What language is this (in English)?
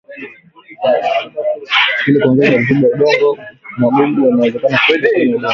Swahili